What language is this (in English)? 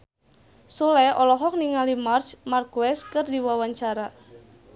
Sundanese